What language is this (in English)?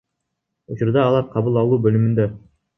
Kyrgyz